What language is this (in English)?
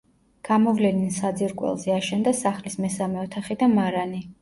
Georgian